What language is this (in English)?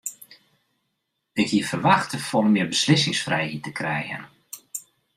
Western Frisian